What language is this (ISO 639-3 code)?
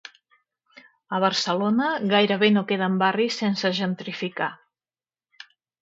cat